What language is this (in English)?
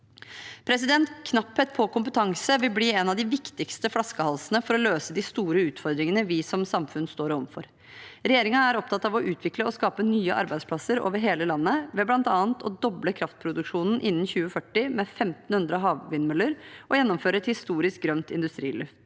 Norwegian